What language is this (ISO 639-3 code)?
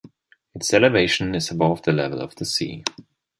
eng